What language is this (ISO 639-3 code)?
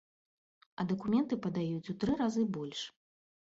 bel